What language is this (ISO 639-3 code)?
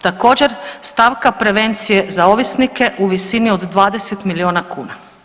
hrv